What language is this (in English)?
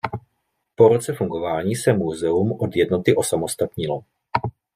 Czech